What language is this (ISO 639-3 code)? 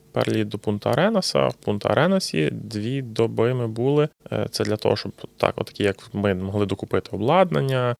ukr